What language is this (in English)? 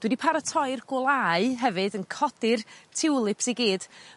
Welsh